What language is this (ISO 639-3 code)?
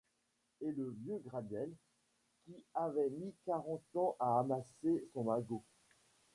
fra